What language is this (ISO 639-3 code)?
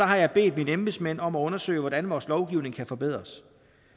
dan